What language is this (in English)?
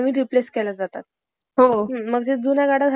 Marathi